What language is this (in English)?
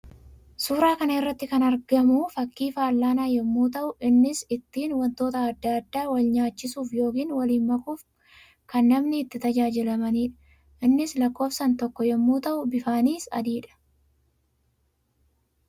Oromo